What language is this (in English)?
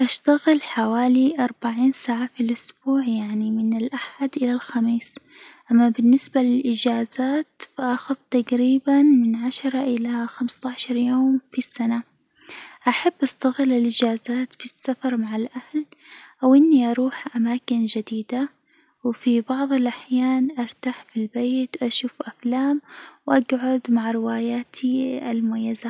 Hijazi Arabic